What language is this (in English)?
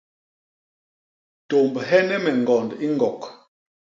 Basaa